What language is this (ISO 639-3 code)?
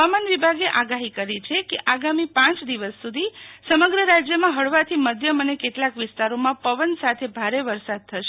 guj